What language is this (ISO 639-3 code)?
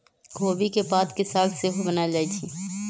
mag